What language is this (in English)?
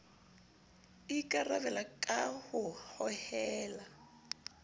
Southern Sotho